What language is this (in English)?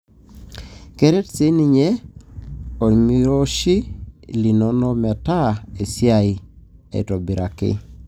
Masai